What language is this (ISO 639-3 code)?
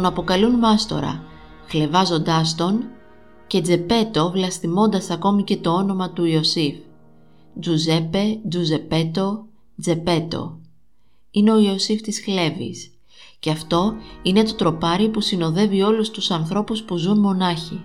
ell